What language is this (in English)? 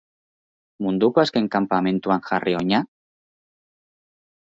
Basque